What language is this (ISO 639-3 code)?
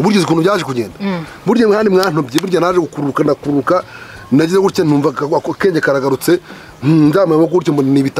fra